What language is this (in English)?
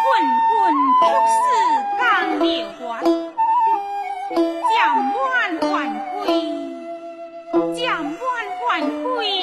Chinese